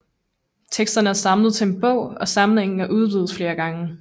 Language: Danish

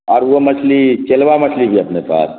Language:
Urdu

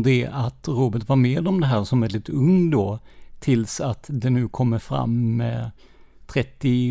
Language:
Swedish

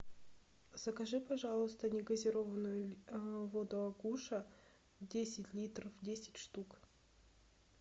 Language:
Russian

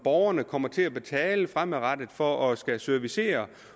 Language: Danish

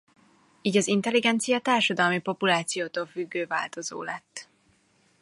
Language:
Hungarian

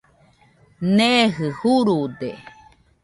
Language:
Nüpode Huitoto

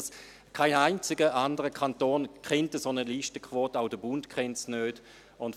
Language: Swiss German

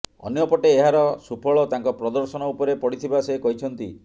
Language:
Odia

